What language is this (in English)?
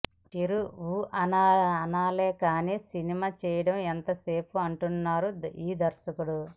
Telugu